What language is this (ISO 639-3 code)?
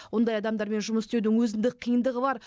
kaz